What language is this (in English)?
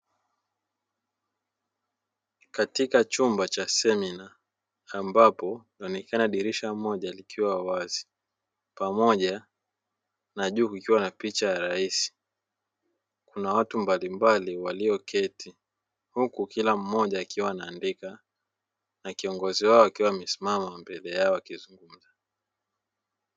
Swahili